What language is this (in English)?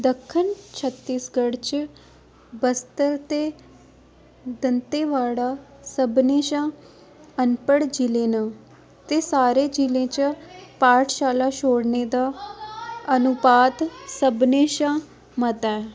Dogri